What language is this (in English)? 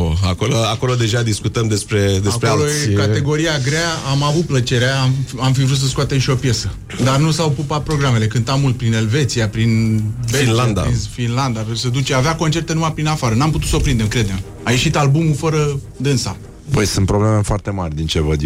Romanian